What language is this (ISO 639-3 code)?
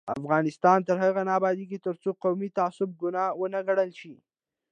pus